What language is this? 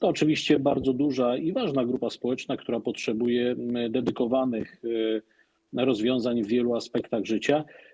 Polish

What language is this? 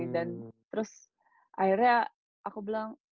Indonesian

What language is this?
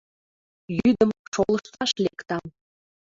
Mari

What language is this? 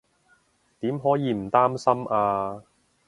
Cantonese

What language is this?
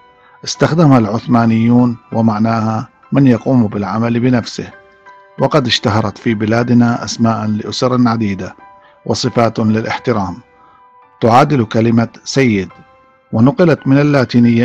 Arabic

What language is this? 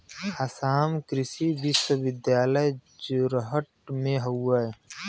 Bhojpuri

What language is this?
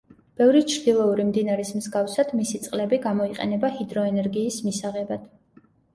Georgian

